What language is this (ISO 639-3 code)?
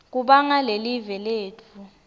ssw